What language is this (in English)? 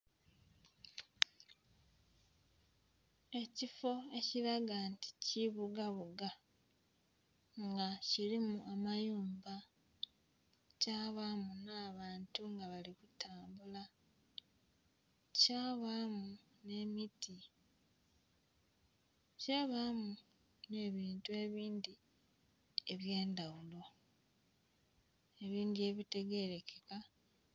Soga